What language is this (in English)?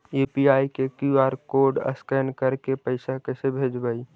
Magahi